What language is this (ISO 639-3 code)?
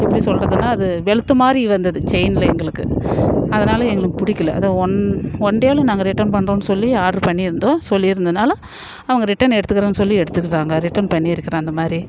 tam